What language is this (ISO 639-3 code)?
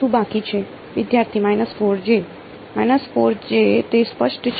guj